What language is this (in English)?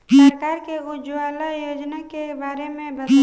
Bhojpuri